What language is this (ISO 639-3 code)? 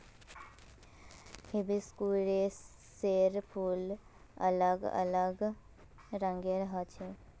mag